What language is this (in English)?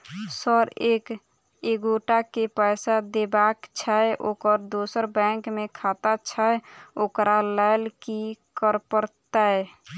Maithili